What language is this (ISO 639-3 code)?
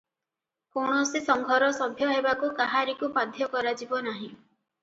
ori